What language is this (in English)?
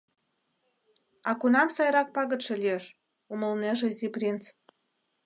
Mari